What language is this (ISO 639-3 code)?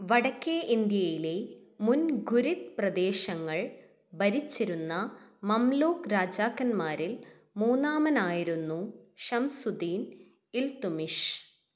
mal